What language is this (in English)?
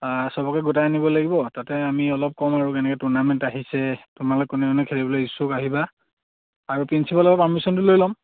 Assamese